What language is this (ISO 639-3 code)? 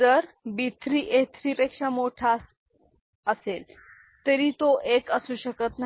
mar